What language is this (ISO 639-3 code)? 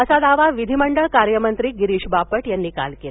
mar